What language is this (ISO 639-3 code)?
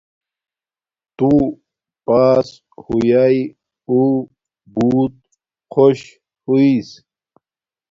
dmk